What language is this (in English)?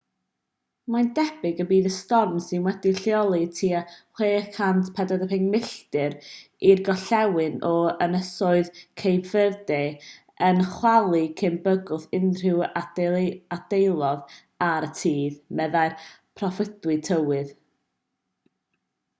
Welsh